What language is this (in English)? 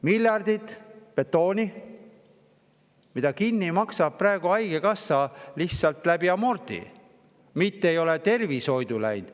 Estonian